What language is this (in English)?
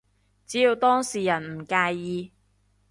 Cantonese